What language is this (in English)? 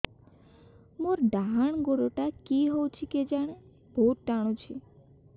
Odia